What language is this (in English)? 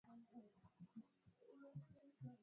Swahili